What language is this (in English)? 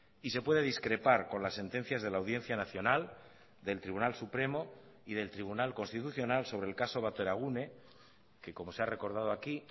Spanish